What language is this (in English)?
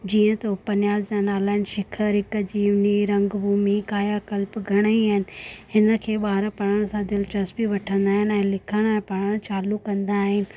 Sindhi